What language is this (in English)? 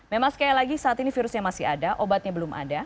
Indonesian